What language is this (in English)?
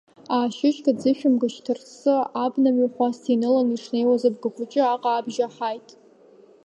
Abkhazian